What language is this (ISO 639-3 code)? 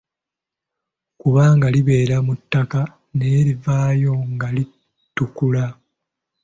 lug